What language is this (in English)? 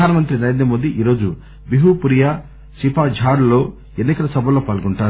Telugu